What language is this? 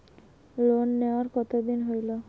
Bangla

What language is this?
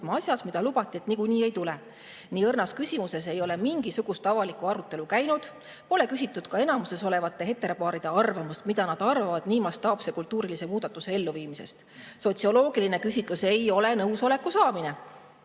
Estonian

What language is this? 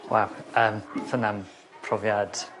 Welsh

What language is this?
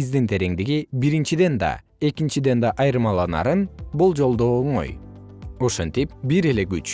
Kyrgyz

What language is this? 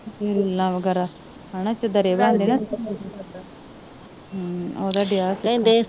Punjabi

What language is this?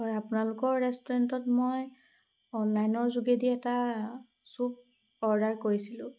Assamese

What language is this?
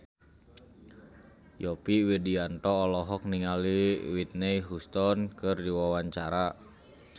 Sundanese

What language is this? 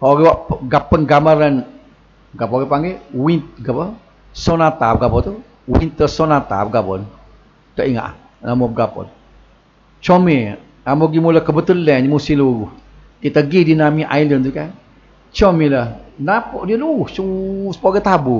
Malay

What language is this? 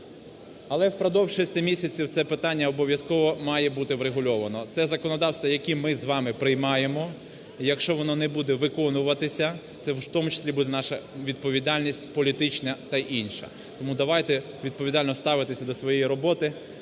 Ukrainian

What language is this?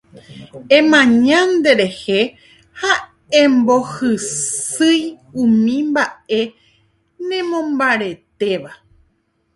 Guarani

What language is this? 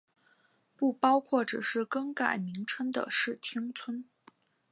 Chinese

